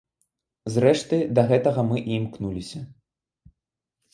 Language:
Belarusian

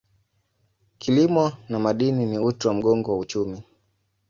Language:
Swahili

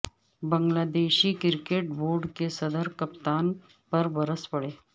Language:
Urdu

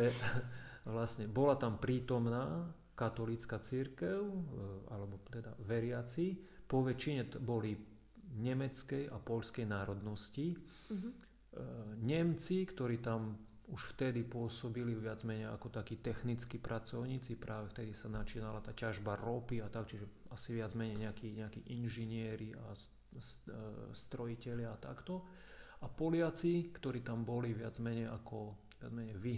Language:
Slovak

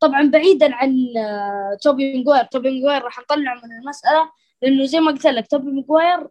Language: Arabic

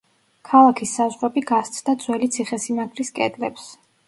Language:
Georgian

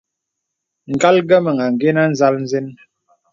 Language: Bebele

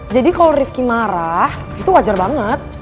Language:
Indonesian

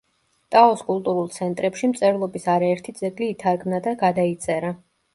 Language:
Georgian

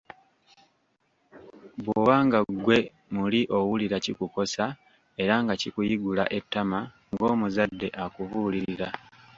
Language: Ganda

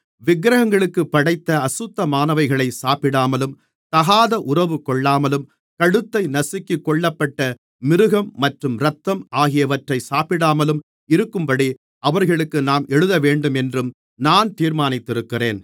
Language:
Tamil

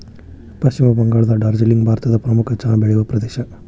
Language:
Kannada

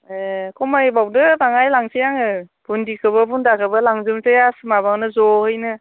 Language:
Bodo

